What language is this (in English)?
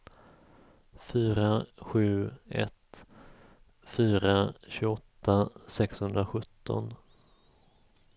Swedish